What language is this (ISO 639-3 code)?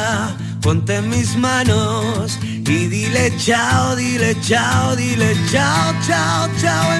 spa